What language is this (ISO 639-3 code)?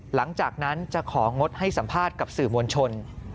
tha